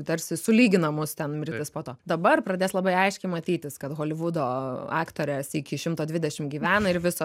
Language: Lithuanian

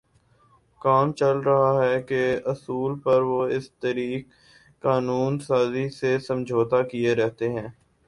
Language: Urdu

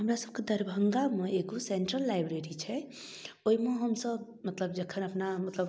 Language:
Maithili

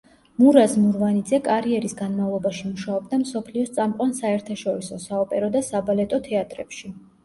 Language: Georgian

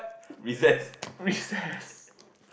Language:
English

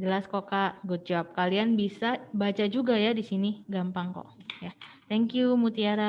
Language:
Indonesian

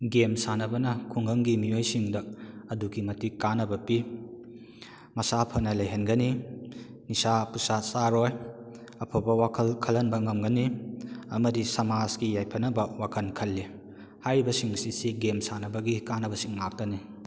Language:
Manipuri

